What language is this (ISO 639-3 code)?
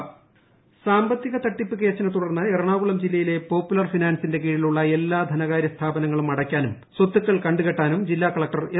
mal